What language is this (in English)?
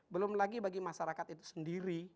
Indonesian